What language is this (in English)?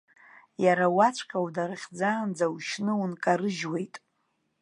Abkhazian